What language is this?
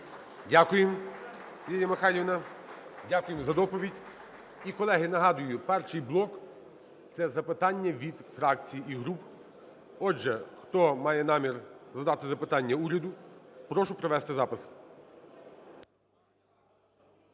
Ukrainian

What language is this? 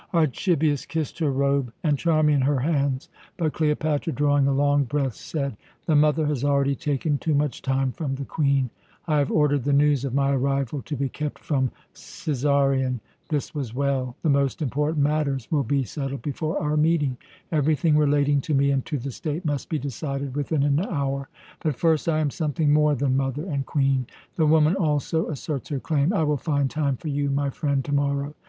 English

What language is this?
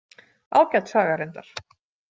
Icelandic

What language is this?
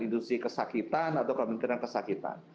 Indonesian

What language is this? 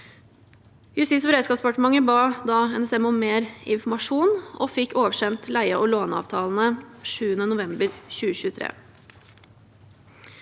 Norwegian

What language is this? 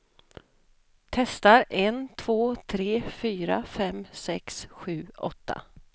Swedish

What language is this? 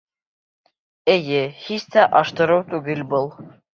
Bashkir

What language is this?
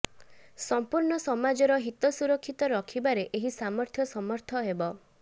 Odia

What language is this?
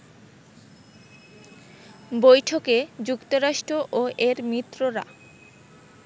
Bangla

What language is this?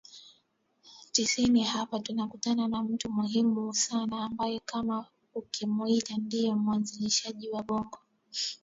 Swahili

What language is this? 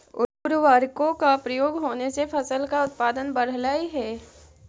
Magahi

